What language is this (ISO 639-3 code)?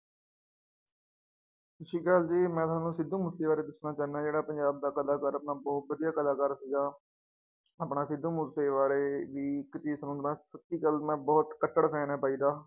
pan